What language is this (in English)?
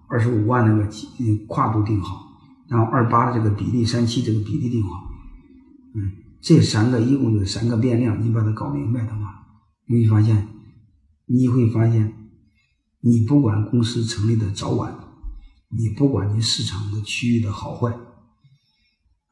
Chinese